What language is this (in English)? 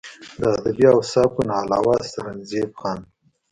Pashto